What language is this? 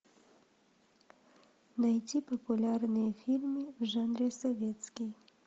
Russian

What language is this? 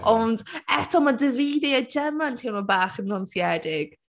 Welsh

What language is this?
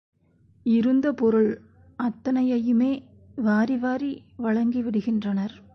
Tamil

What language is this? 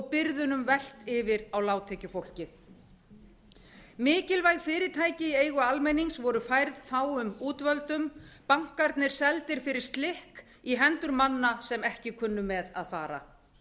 Icelandic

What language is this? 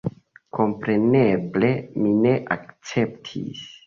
Esperanto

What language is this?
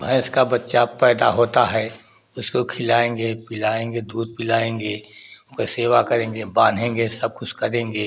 Hindi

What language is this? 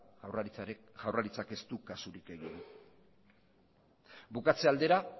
Basque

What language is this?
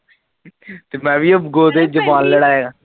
Punjabi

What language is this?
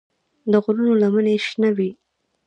Pashto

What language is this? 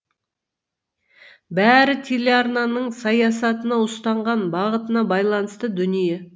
Kazakh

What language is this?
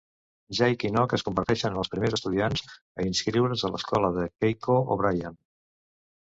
Catalan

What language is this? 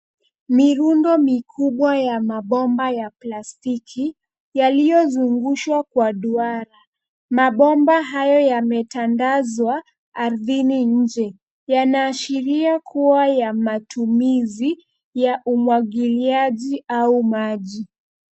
Swahili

